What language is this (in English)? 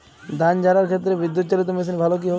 Bangla